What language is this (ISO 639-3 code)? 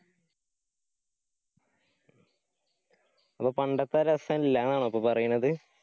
mal